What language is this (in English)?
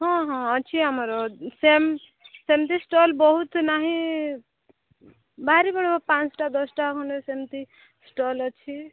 Odia